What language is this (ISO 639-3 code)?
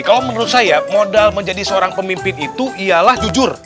ind